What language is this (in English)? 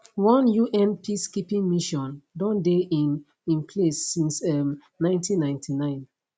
Nigerian Pidgin